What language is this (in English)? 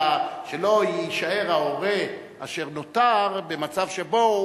Hebrew